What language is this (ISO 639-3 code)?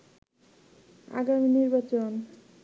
ben